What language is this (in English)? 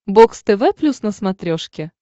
Russian